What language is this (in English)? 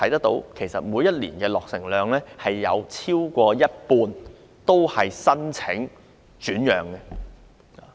Cantonese